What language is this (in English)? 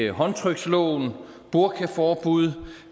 Danish